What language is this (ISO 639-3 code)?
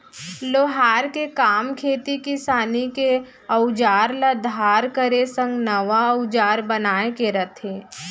hne